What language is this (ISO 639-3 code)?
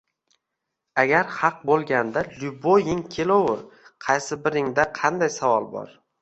uzb